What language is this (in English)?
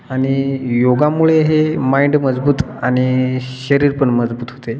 Marathi